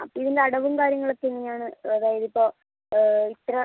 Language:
Malayalam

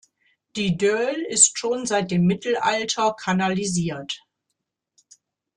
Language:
German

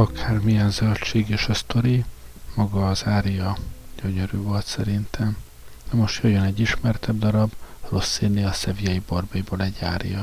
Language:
Hungarian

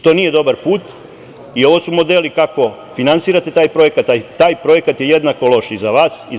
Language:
Serbian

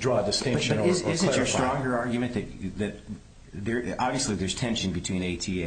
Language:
English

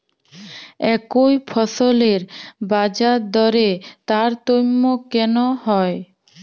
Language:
Bangla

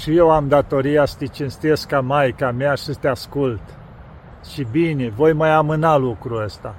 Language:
Romanian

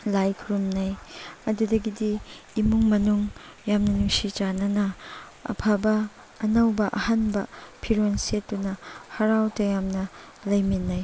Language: Manipuri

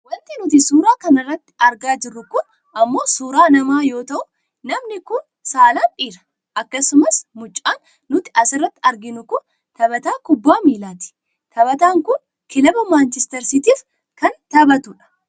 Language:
Oromo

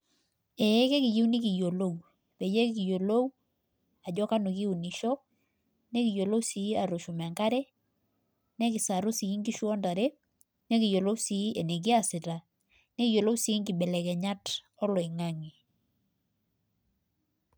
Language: Masai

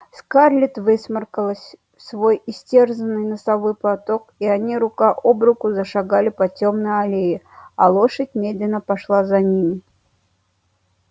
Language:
Russian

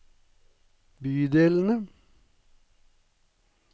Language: Norwegian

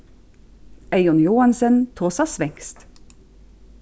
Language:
Faroese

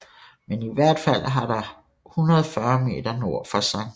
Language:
Danish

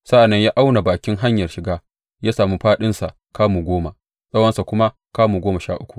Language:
Hausa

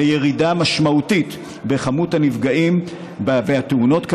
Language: Hebrew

